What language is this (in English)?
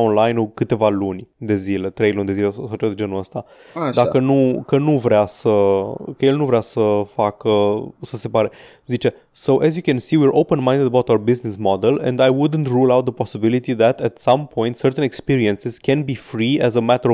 Romanian